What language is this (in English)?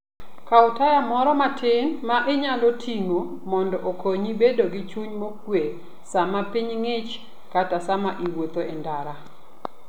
Luo (Kenya and Tanzania)